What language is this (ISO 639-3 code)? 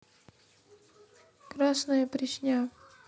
rus